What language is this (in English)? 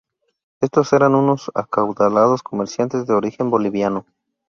Spanish